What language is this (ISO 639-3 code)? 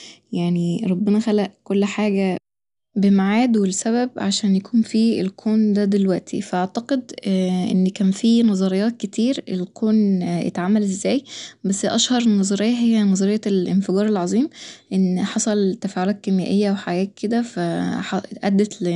arz